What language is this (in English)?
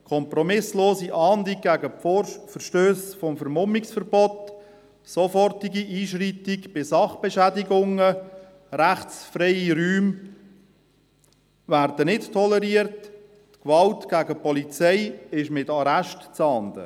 Swiss German